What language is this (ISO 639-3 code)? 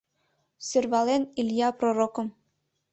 chm